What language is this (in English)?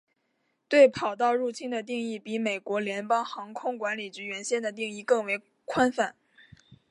Chinese